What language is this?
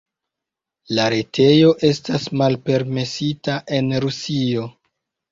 Esperanto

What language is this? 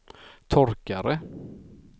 Swedish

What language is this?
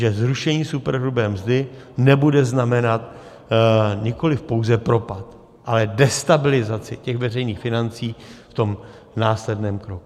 Czech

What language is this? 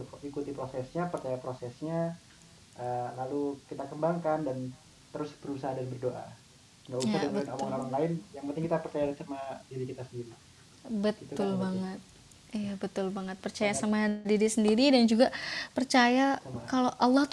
Indonesian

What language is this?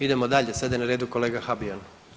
Croatian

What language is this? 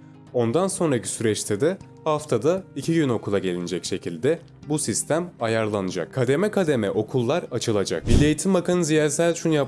Turkish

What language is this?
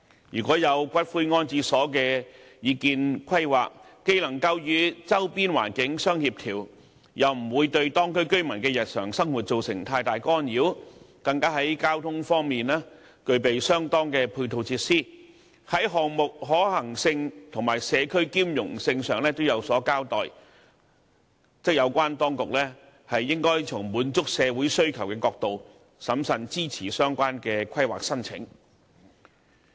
Cantonese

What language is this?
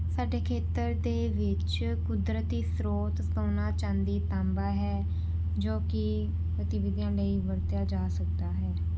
Punjabi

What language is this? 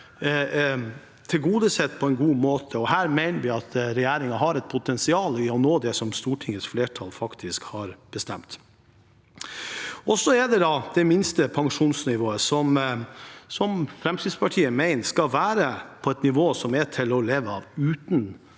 Norwegian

